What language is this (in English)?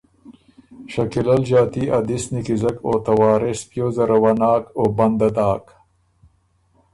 Ormuri